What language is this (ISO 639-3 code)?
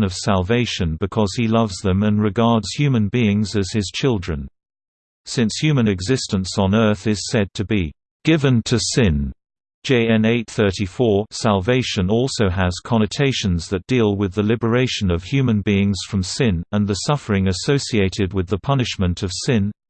eng